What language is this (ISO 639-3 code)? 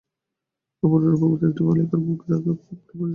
ben